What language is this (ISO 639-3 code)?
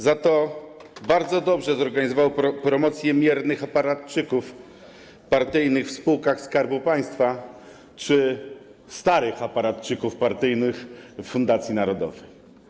pol